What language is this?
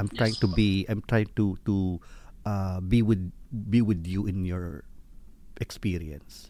Filipino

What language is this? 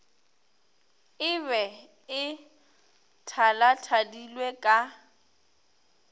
Northern Sotho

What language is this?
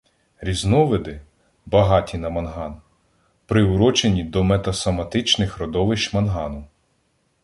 Ukrainian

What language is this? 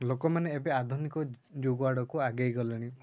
Odia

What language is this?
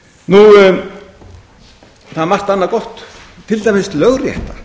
Icelandic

